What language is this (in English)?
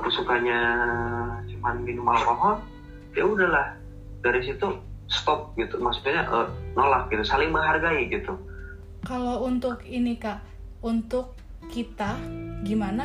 Indonesian